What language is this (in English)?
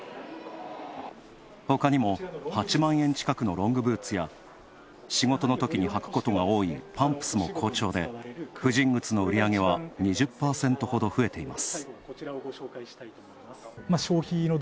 Japanese